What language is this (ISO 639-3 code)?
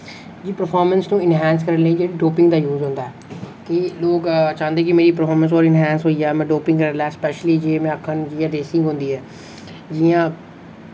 doi